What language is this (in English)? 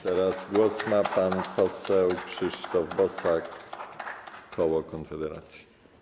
Polish